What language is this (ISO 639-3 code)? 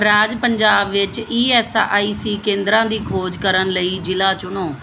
pan